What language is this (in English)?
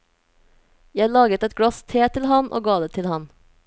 Norwegian